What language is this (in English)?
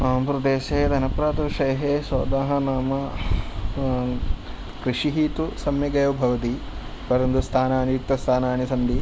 Sanskrit